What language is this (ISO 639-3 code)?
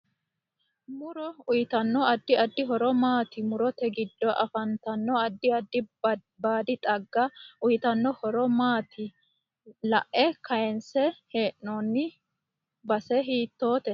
sid